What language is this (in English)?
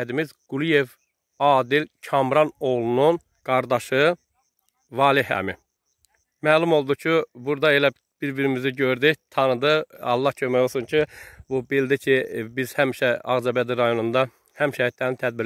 Turkish